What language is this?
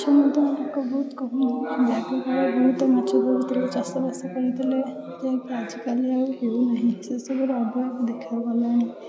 Odia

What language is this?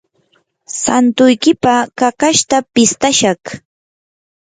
Yanahuanca Pasco Quechua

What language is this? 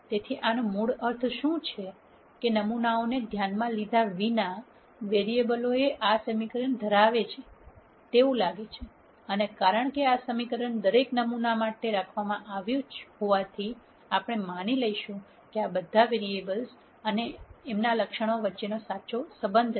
Gujarati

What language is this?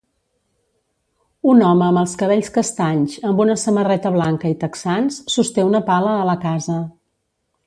Catalan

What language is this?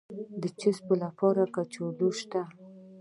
Pashto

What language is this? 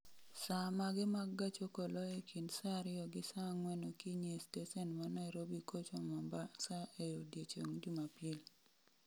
Luo (Kenya and Tanzania)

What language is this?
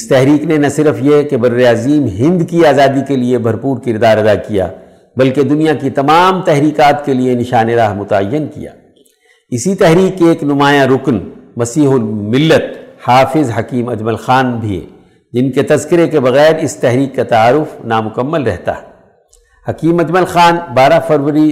Urdu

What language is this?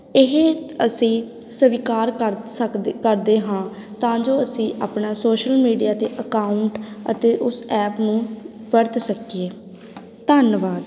Punjabi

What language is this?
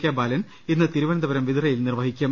Malayalam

